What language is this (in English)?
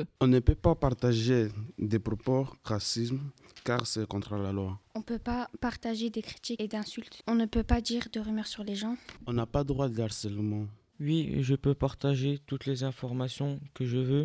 French